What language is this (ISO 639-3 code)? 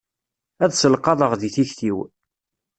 kab